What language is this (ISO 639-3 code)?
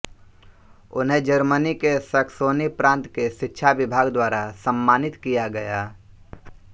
hin